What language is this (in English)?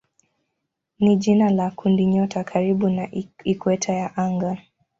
Swahili